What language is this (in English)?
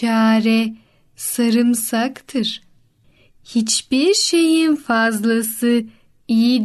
Turkish